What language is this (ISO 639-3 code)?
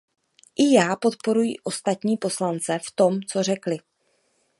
ces